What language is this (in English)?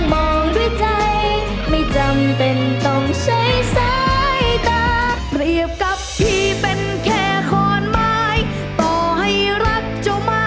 Thai